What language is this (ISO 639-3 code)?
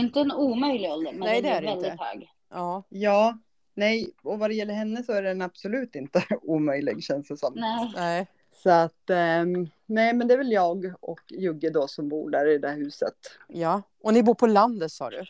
swe